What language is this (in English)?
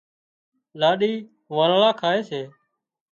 Wadiyara Koli